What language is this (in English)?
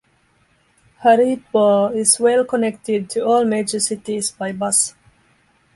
English